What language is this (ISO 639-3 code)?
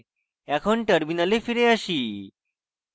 ben